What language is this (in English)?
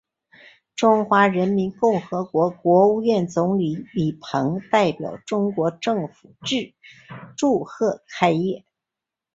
Chinese